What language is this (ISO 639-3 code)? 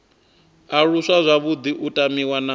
ven